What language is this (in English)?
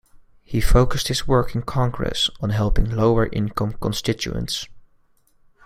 English